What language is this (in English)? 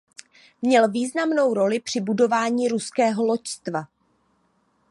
Czech